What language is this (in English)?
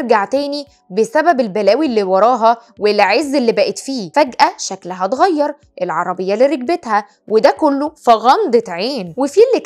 Arabic